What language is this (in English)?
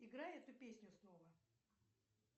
Russian